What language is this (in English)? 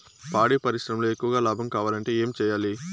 Telugu